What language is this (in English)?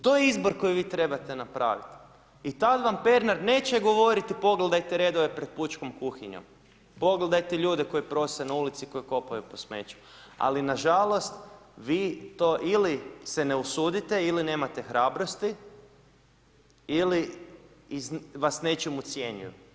Croatian